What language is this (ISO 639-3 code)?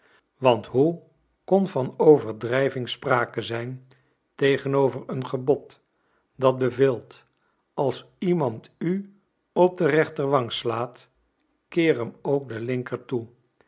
nld